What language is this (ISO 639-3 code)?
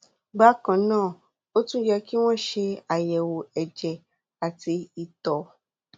yor